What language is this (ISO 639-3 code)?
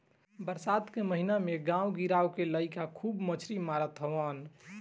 bho